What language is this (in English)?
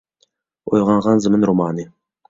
Uyghur